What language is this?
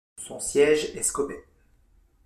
French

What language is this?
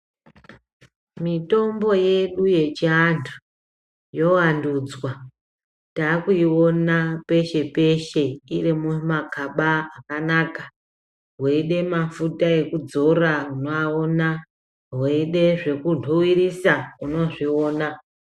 Ndau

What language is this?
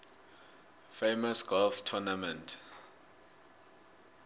South Ndebele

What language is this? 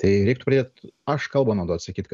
Lithuanian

